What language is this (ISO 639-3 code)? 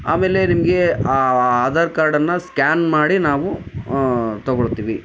kan